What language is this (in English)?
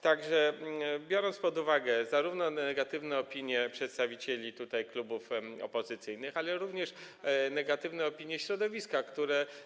Polish